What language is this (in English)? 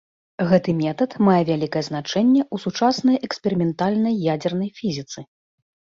Belarusian